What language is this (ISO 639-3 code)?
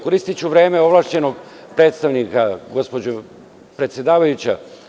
srp